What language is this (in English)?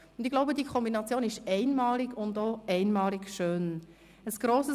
Swiss German